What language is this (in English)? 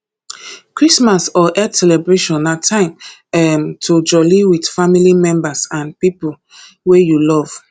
Nigerian Pidgin